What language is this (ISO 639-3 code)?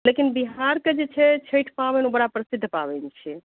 mai